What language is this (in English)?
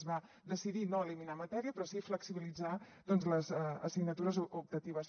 Catalan